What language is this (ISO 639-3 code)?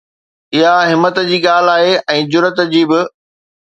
snd